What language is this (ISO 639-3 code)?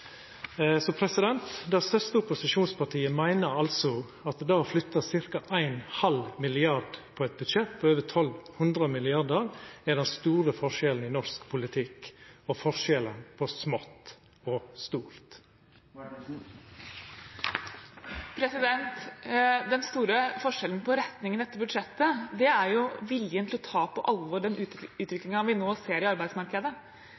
nor